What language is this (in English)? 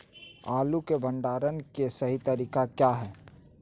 Magahi